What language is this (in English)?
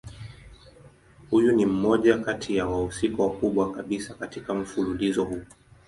Swahili